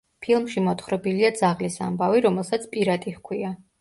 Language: Georgian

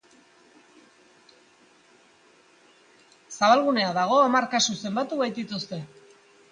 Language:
Basque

